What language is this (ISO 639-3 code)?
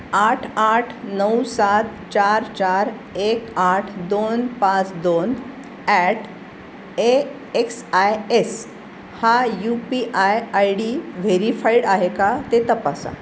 mar